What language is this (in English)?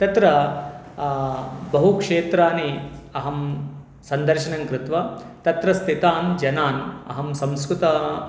Sanskrit